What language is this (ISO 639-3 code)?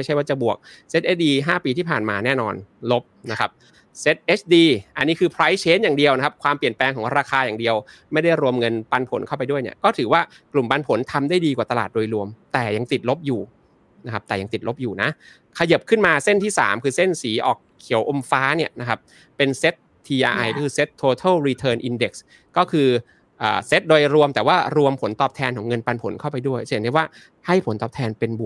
tha